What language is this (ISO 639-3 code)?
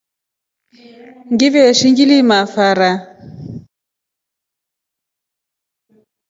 rof